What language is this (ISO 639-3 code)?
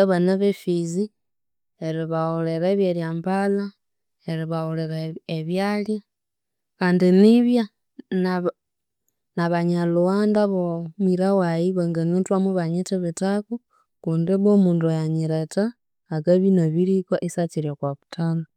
koo